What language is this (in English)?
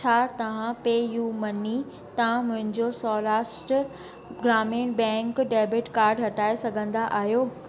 Sindhi